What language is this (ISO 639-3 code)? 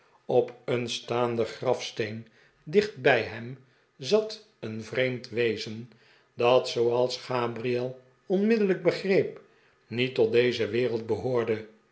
nld